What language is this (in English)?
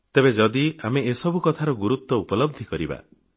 Odia